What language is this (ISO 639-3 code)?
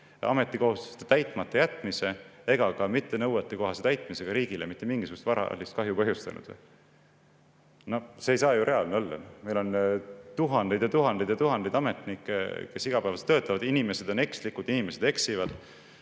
est